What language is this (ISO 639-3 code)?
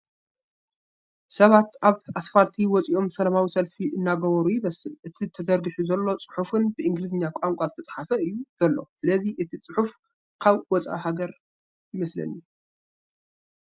tir